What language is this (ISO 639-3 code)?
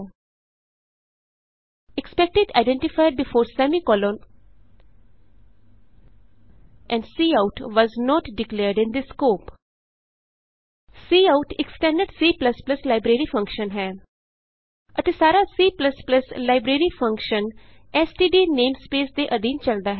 pan